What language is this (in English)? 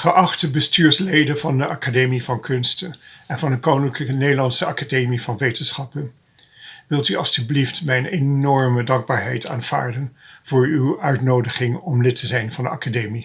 Dutch